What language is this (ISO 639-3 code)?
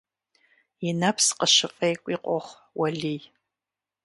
kbd